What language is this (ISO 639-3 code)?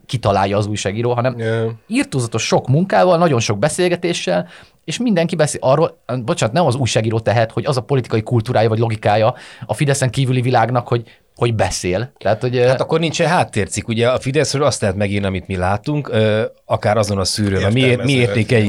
hun